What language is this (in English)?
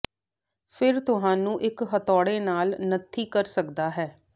Punjabi